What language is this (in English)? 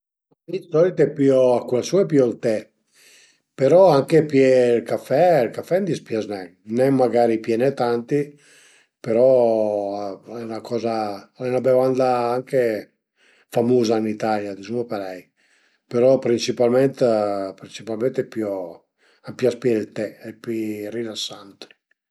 Piedmontese